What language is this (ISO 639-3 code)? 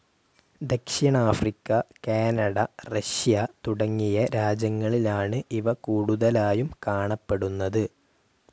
mal